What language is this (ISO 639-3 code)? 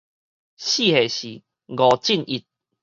nan